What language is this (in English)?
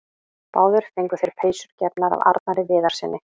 Icelandic